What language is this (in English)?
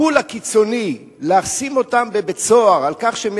Hebrew